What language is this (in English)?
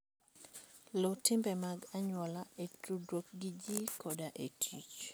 Luo (Kenya and Tanzania)